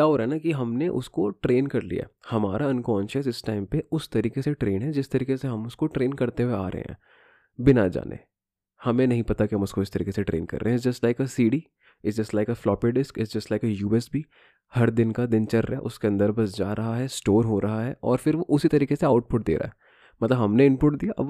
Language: Hindi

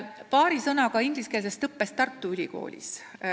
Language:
Estonian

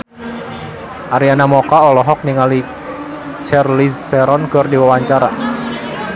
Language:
Sundanese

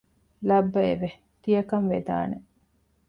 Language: Divehi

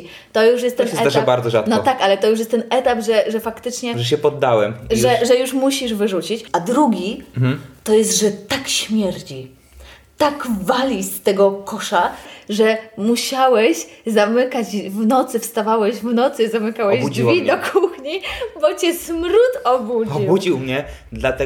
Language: Polish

